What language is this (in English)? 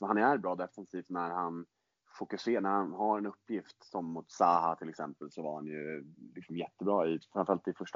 Swedish